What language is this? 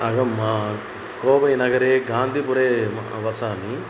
Sanskrit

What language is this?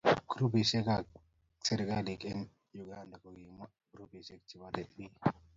Kalenjin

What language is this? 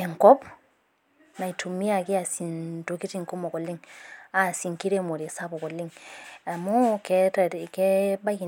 Masai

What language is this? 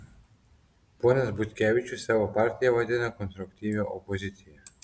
Lithuanian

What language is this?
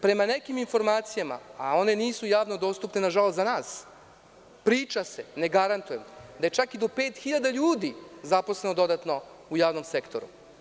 Serbian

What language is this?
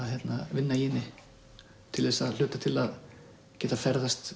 Icelandic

